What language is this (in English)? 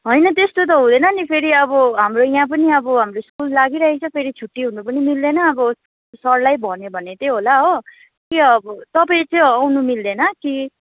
Nepali